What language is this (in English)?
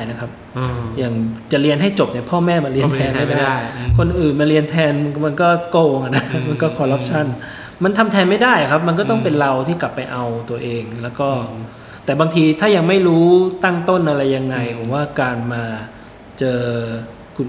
Thai